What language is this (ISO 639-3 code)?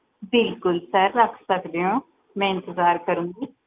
pan